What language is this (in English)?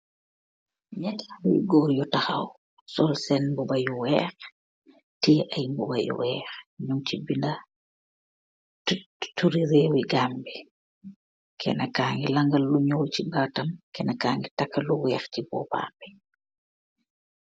Wolof